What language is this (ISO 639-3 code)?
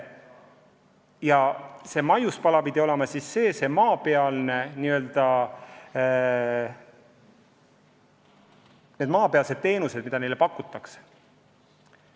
est